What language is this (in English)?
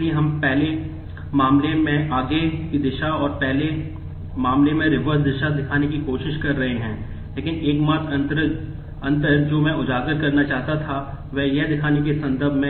Hindi